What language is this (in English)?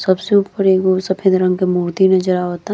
Bhojpuri